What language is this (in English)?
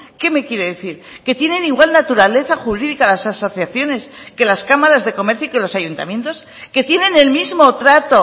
Spanish